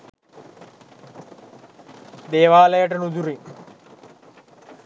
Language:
Sinhala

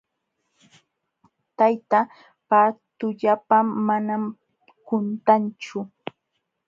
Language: Jauja Wanca Quechua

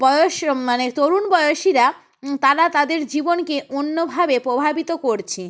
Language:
Bangla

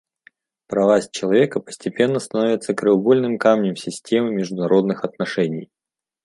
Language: Russian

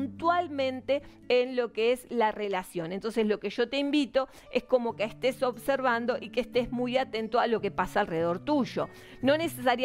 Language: Spanish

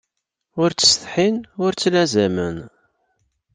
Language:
Kabyle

